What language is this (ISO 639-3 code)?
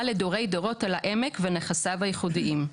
heb